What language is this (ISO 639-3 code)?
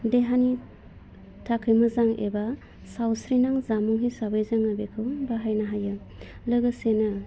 brx